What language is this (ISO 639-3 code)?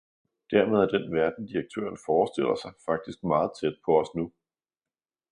dan